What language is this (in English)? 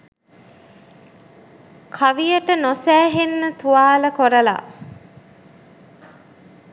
Sinhala